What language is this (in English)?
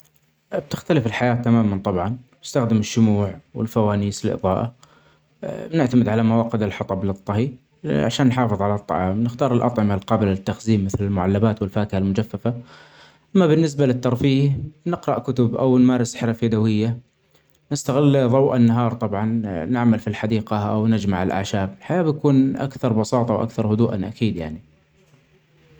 Omani Arabic